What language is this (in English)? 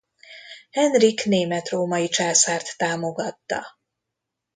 Hungarian